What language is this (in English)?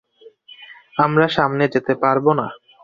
Bangla